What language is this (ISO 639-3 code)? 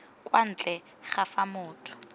tsn